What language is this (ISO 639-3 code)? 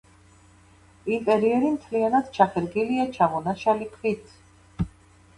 kat